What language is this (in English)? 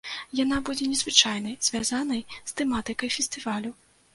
Belarusian